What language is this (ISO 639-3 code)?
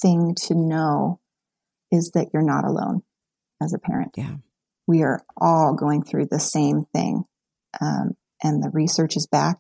eng